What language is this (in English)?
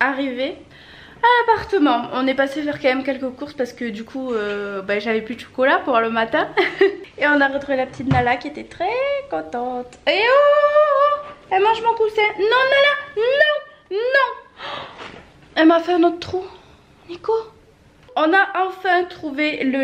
French